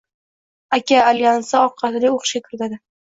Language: Uzbek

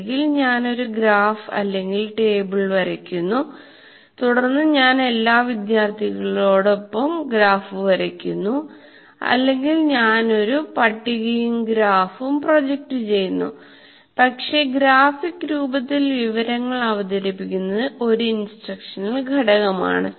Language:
Malayalam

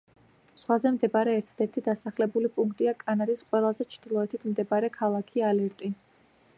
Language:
Georgian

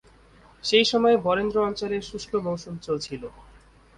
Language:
Bangla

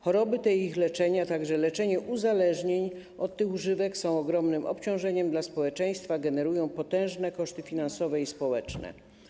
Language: Polish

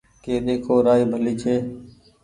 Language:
Goaria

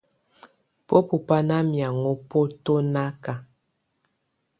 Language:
Tunen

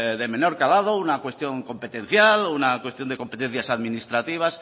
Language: Spanish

